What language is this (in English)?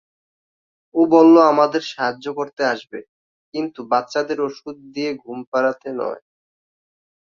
Bangla